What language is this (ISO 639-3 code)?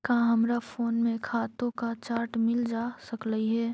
mag